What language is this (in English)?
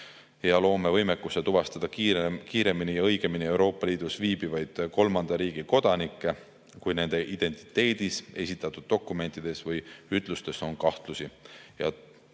Estonian